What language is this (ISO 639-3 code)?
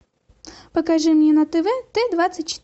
rus